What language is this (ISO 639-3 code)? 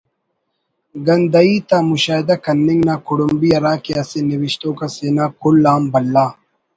brh